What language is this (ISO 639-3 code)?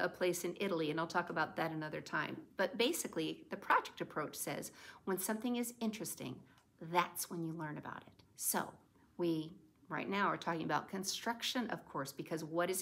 eng